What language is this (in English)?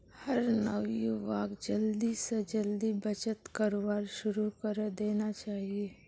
Magahi